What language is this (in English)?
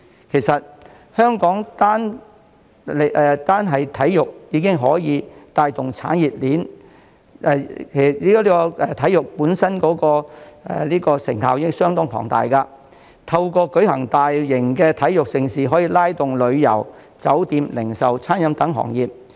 Cantonese